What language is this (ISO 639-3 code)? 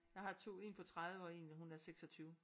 dan